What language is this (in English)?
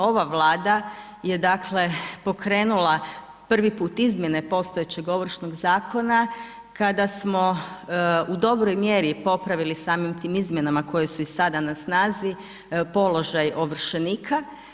Croatian